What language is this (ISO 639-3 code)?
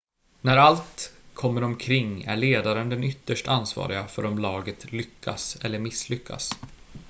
swe